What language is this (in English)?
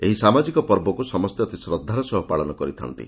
Odia